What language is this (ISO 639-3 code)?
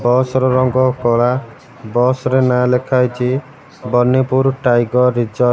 ori